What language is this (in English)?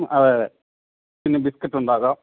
Malayalam